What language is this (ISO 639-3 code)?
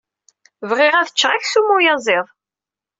kab